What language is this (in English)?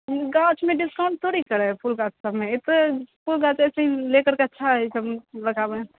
Maithili